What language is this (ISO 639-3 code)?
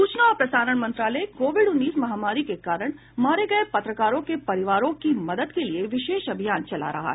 hin